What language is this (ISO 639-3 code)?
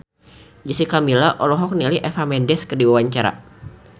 sun